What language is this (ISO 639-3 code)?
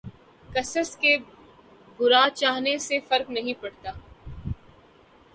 urd